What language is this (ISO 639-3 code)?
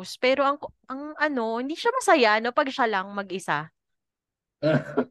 fil